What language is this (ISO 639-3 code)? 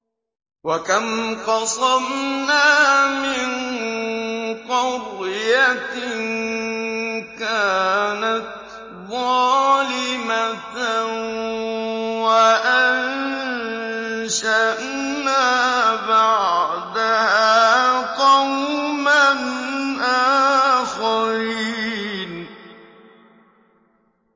ara